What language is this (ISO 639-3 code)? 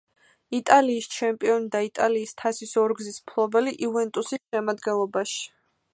kat